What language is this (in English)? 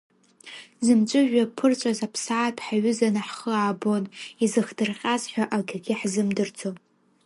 Abkhazian